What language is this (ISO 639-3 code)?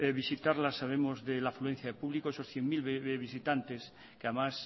spa